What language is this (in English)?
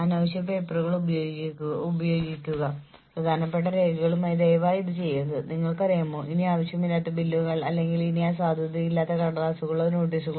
Malayalam